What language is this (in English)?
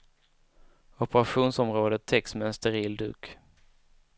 Swedish